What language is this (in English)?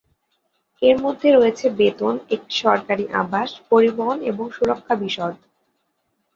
Bangla